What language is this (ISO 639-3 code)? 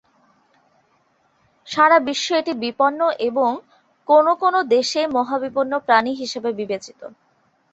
ben